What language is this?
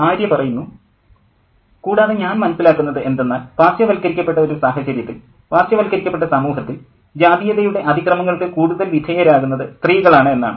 Malayalam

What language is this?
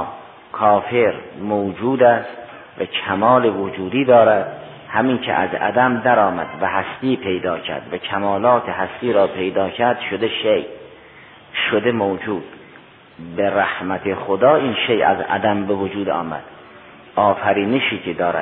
Persian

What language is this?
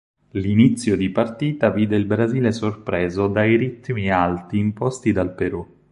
Italian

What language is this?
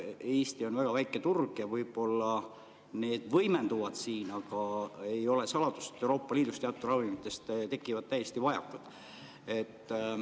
Estonian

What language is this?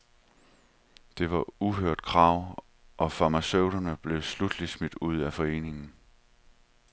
Danish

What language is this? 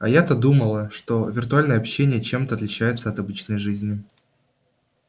Russian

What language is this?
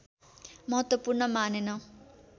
Nepali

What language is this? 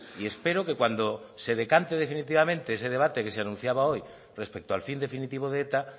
Spanish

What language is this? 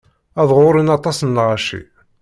Kabyle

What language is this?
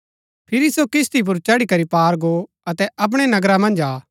Gaddi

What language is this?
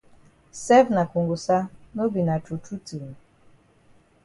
Cameroon Pidgin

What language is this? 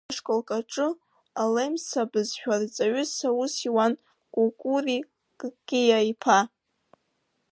Abkhazian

